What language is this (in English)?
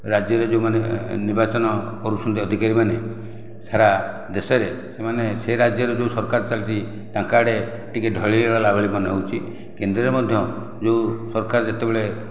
Odia